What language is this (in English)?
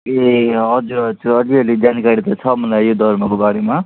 Nepali